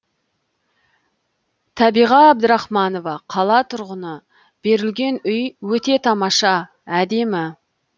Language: Kazakh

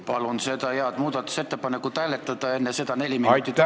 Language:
Estonian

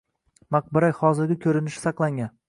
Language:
Uzbek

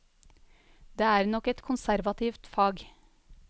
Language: Norwegian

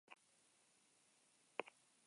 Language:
Basque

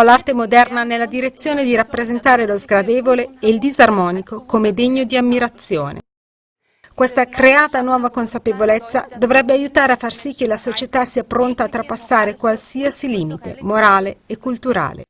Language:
Italian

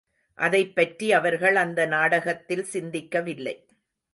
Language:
Tamil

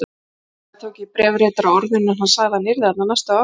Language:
Icelandic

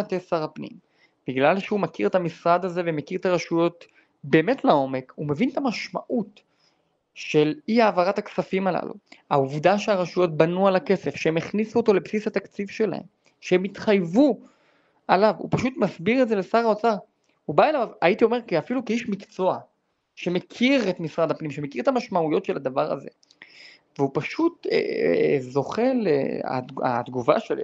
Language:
Hebrew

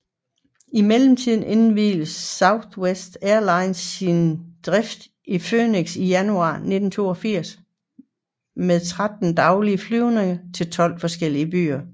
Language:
Danish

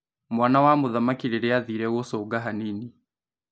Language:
Kikuyu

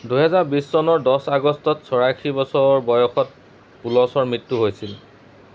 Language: Assamese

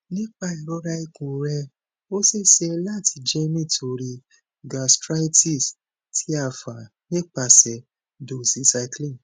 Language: Yoruba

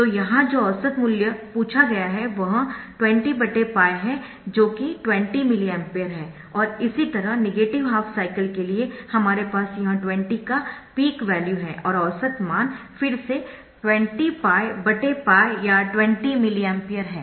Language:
Hindi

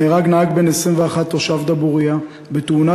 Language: Hebrew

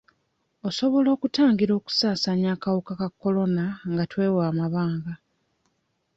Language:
Ganda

